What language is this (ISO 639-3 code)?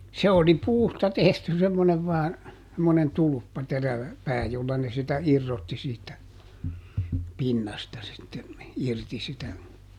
fin